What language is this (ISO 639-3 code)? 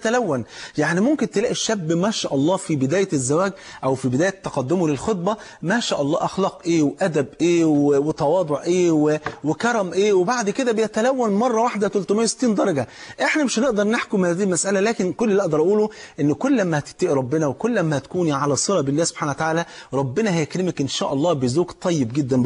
ara